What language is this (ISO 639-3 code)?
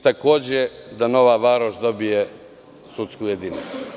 srp